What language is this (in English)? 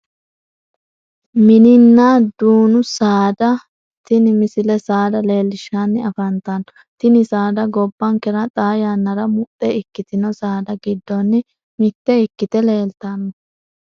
Sidamo